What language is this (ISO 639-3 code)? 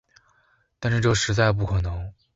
zho